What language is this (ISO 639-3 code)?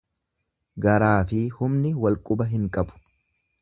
orm